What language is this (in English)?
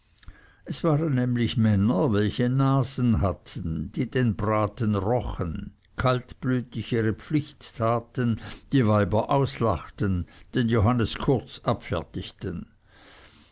German